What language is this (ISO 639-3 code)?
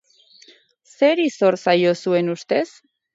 eus